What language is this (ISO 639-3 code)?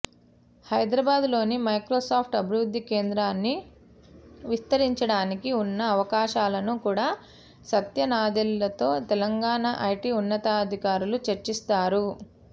tel